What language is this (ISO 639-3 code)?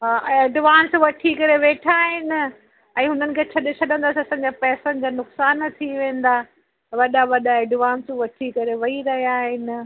snd